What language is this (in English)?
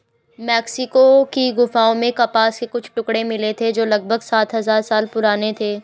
Hindi